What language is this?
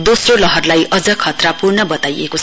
Nepali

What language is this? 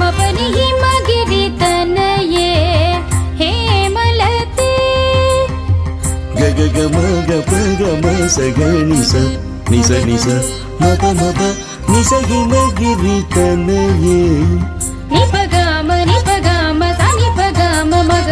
Telugu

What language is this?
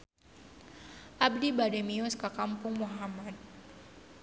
Sundanese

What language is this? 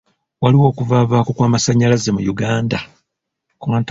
Ganda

